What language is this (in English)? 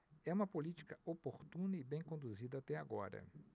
Portuguese